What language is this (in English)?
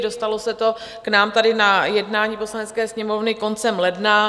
Czech